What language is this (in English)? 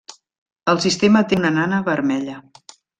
Catalan